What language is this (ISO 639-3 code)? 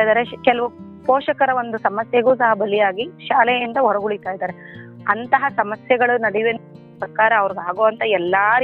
kan